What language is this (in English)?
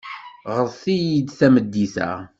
Kabyle